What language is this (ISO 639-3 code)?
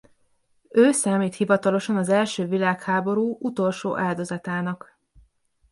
hun